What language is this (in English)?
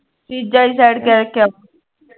Punjabi